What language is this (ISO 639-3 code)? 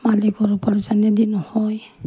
asm